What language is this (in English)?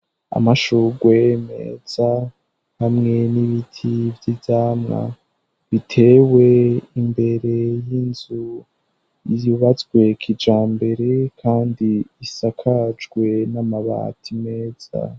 Rundi